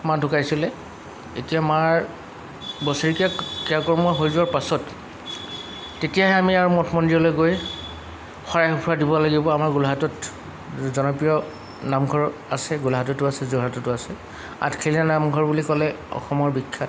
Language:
Assamese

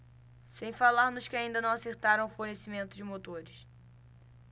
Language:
Portuguese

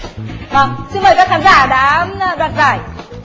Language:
Vietnamese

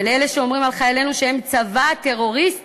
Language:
Hebrew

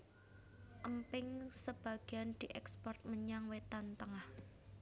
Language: Javanese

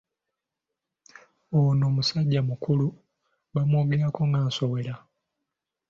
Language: Ganda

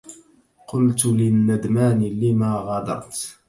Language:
Arabic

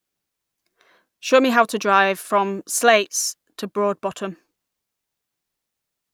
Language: English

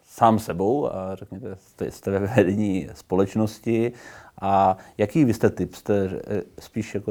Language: Czech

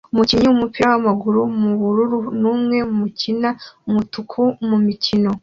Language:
Kinyarwanda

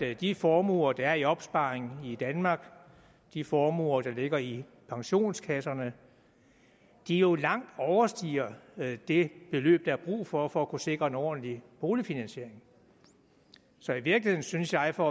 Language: Danish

